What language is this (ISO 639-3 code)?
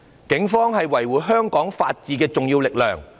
yue